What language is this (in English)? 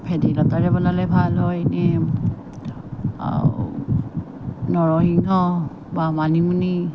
Assamese